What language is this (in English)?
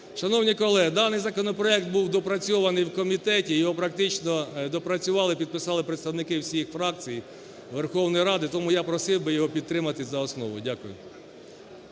Ukrainian